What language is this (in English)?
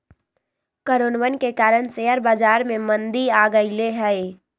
Magahi